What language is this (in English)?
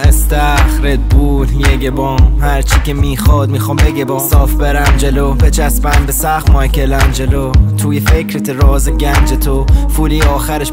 Persian